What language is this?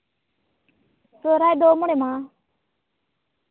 Santali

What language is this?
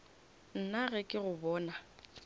Northern Sotho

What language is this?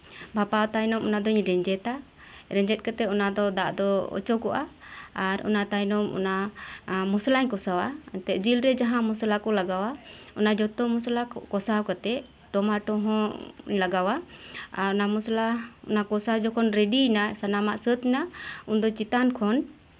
Santali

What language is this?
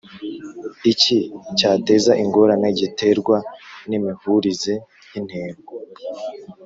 Kinyarwanda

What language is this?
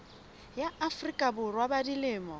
Southern Sotho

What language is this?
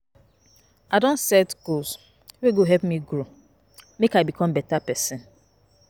Nigerian Pidgin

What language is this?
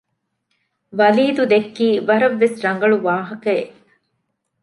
Divehi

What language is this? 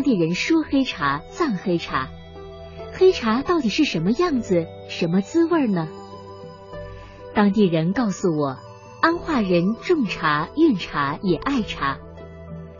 Chinese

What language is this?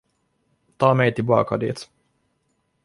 Swedish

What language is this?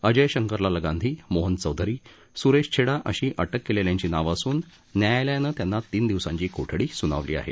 Marathi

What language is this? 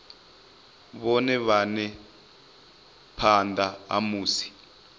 Venda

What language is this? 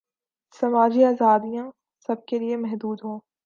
Urdu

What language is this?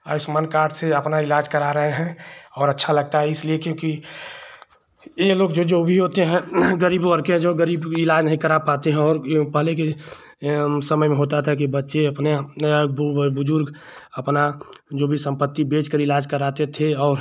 Hindi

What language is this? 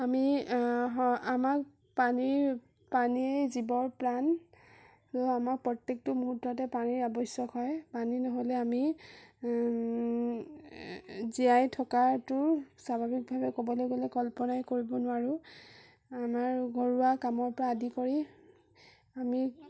Assamese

